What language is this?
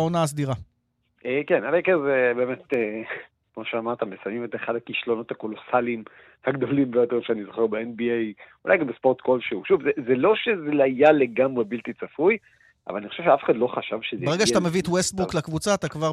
Hebrew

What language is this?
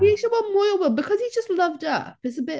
Welsh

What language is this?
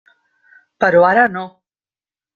Catalan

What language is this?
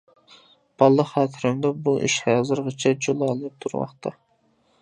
Uyghur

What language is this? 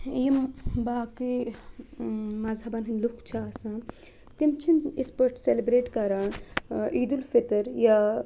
Kashmiri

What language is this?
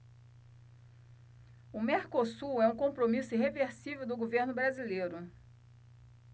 Portuguese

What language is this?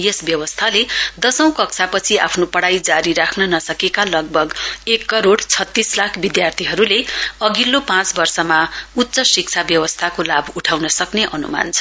Nepali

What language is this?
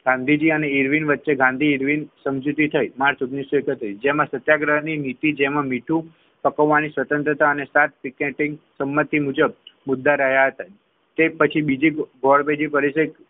Gujarati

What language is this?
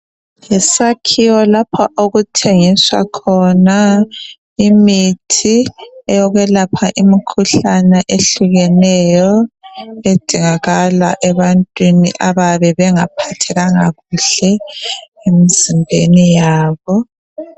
North Ndebele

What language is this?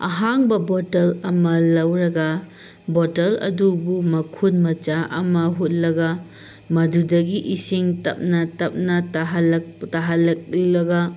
Manipuri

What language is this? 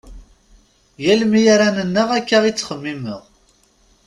Kabyle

